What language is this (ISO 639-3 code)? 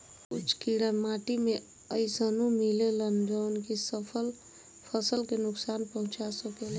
bho